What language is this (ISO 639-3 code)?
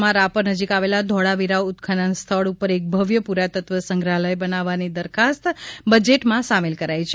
guj